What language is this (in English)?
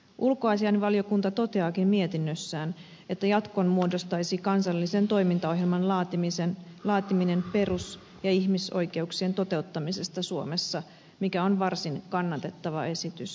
Finnish